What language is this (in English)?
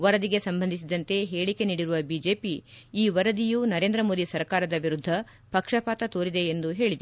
Kannada